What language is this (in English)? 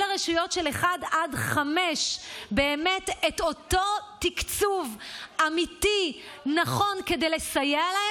Hebrew